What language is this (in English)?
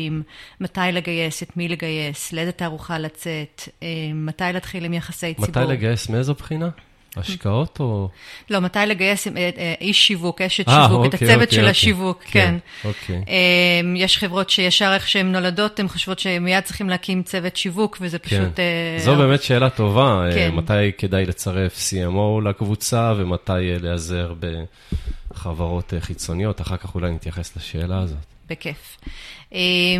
Hebrew